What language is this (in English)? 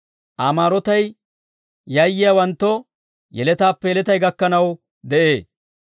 Dawro